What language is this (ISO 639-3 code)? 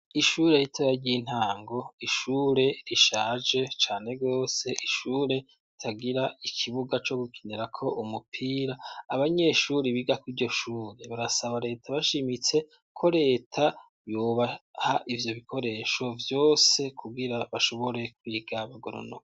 run